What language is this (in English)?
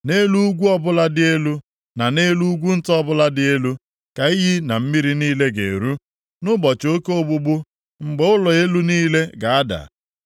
Igbo